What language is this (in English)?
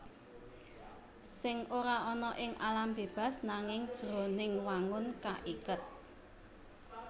Javanese